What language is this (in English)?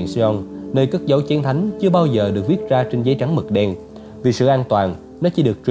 Vietnamese